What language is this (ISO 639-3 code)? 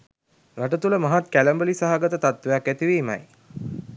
sin